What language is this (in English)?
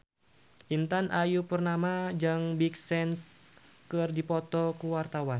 Sundanese